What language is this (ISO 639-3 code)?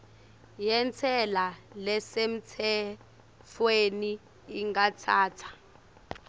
ssw